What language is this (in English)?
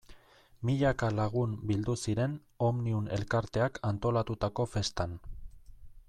Basque